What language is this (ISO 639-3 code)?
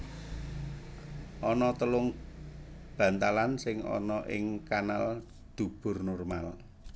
jav